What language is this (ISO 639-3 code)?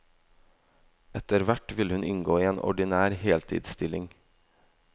nor